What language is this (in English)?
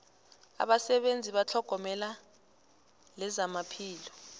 South Ndebele